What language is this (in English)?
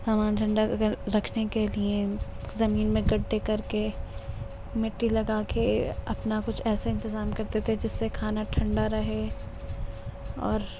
Urdu